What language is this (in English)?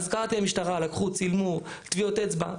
Hebrew